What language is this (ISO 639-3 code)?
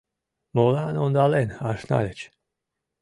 chm